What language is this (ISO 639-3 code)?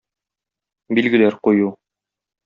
tat